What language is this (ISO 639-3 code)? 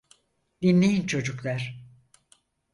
tur